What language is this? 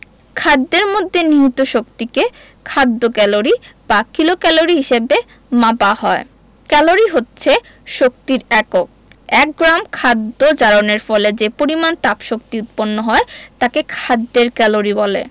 Bangla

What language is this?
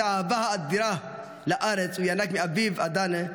Hebrew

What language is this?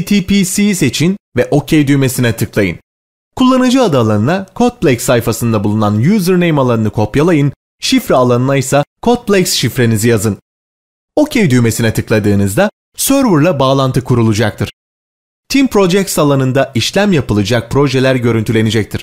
Turkish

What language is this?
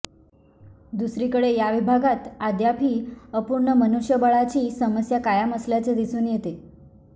Marathi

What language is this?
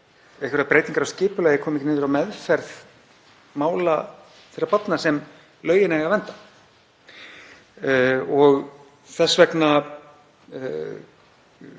Icelandic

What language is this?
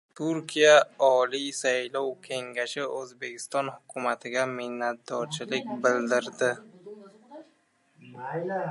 Uzbek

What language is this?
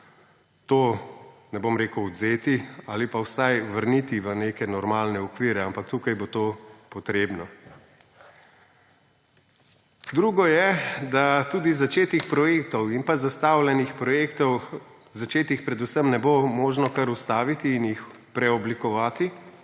Slovenian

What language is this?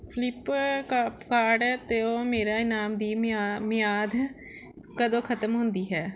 Punjabi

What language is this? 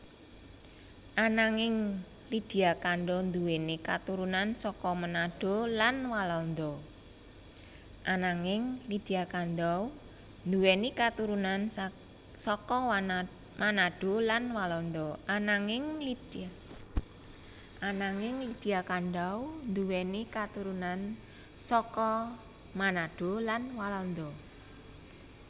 Javanese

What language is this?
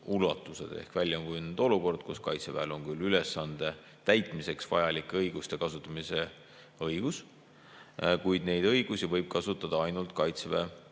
Estonian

